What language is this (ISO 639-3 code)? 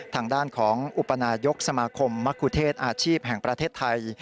tha